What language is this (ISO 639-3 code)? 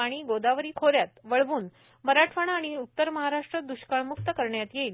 mar